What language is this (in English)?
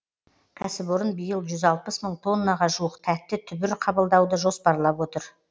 Kazakh